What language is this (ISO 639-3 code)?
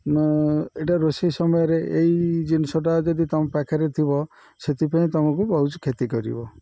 ori